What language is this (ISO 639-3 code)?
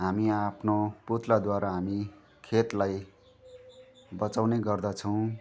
nep